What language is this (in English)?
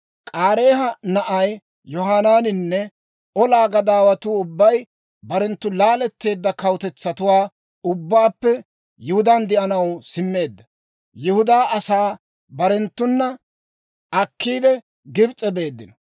Dawro